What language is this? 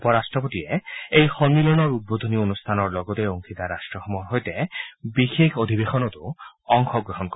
Assamese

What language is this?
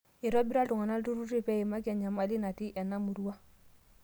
Masai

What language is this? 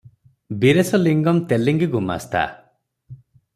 Odia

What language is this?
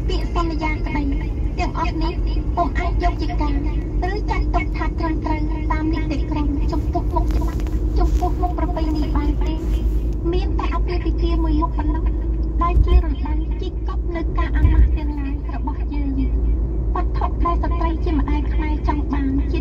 Thai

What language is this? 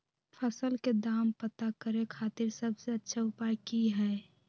Magahi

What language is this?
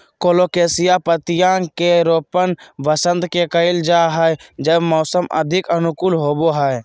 Magahi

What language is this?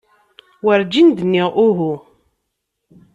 Kabyle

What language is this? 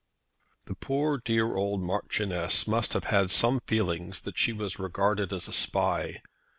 English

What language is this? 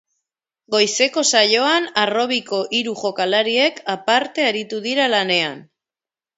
Basque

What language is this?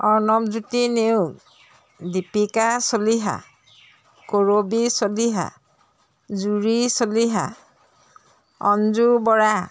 Assamese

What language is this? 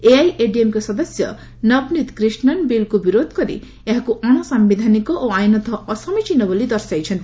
Odia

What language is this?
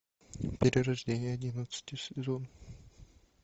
Russian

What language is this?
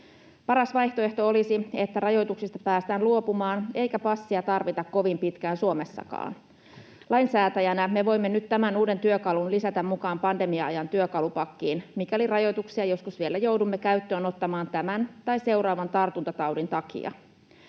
Finnish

